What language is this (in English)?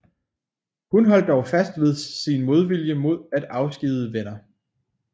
Danish